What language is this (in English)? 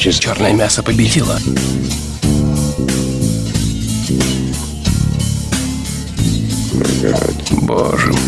Russian